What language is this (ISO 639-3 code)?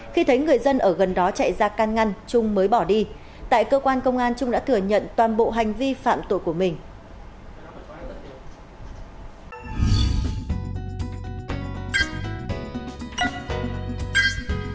vie